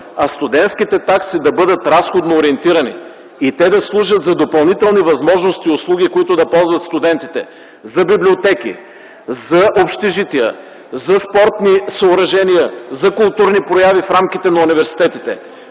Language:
Bulgarian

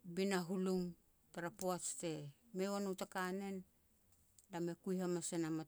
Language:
Petats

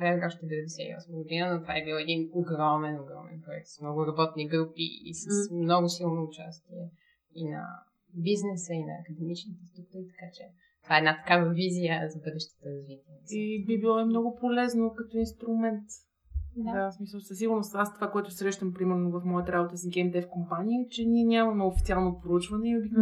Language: Bulgarian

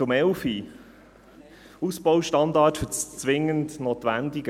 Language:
Swiss German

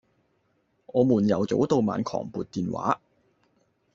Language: Cantonese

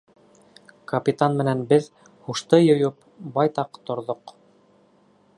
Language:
Bashkir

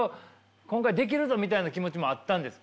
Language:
Japanese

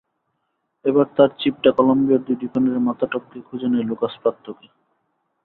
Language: Bangla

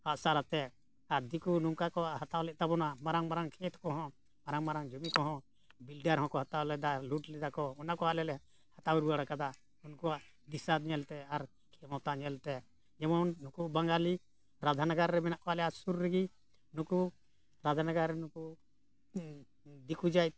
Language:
Santali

